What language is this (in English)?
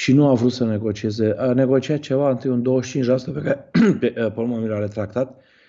Romanian